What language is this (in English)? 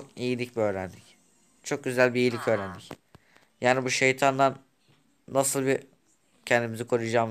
Turkish